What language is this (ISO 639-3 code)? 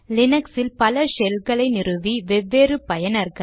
tam